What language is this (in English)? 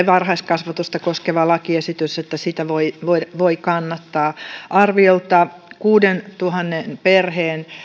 Finnish